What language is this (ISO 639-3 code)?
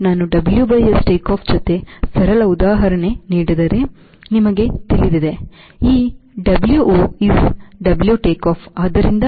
kan